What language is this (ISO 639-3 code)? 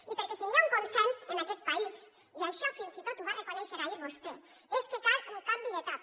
cat